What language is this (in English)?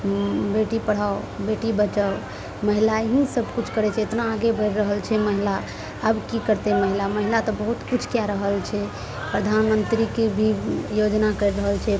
Maithili